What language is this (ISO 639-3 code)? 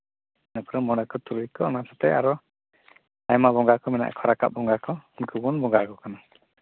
sat